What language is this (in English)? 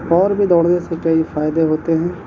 Urdu